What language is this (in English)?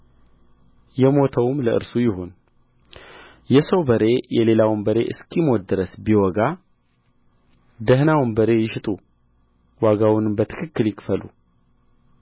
Amharic